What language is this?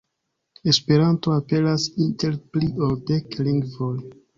Esperanto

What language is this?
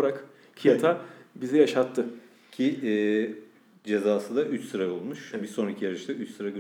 Turkish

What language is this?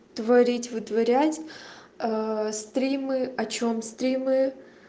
Russian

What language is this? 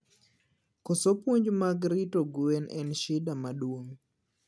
Luo (Kenya and Tanzania)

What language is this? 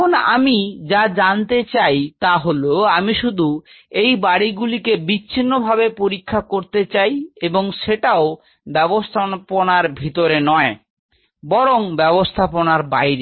Bangla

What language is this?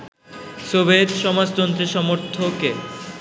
Bangla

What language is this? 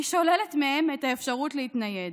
Hebrew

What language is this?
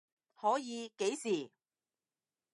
Cantonese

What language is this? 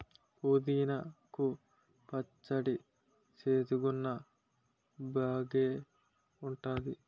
Telugu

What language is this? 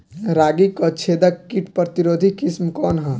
Bhojpuri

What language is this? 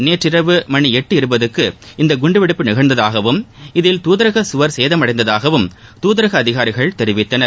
Tamil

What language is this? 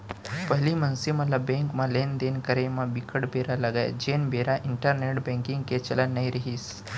Chhattisgarhi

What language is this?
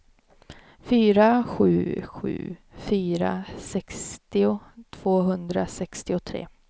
Swedish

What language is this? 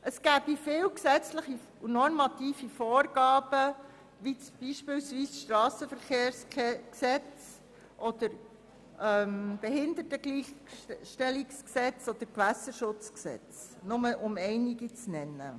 Swiss German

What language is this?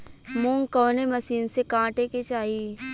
Bhojpuri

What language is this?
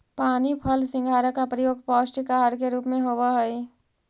Magahi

